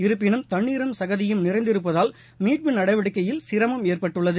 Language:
Tamil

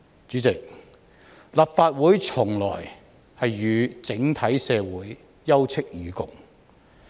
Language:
Cantonese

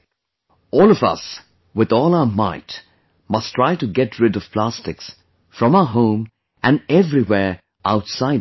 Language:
English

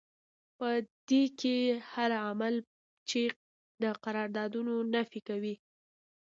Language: Pashto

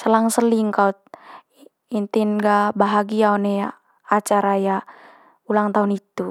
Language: Manggarai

